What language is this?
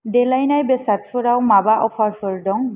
Bodo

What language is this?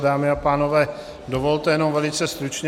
Czech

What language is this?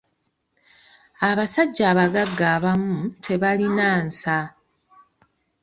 Ganda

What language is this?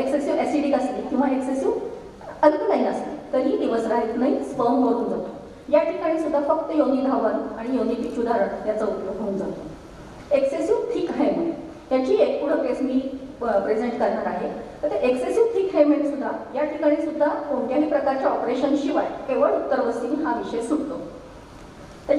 Romanian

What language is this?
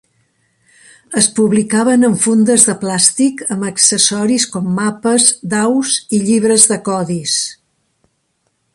Catalan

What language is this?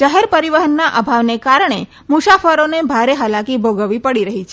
Gujarati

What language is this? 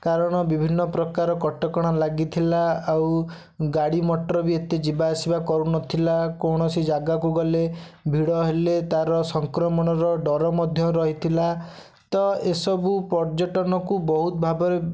Odia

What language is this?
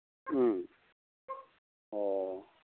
Manipuri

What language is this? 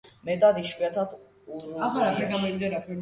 Georgian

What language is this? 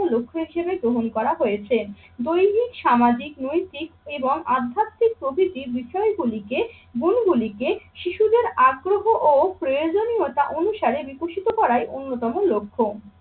Bangla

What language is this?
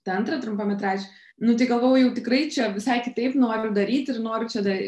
Lithuanian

